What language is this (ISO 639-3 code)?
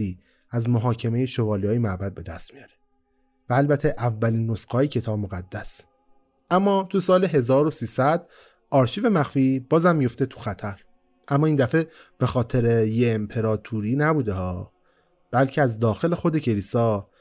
fas